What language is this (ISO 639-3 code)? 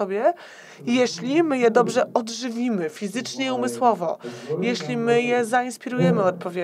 pol